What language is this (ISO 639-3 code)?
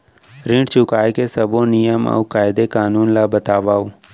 hne